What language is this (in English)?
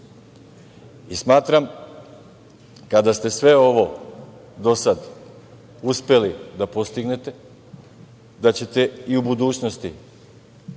Serbian